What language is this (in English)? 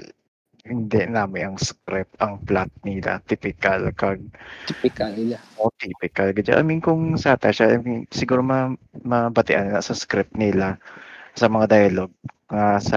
Filipino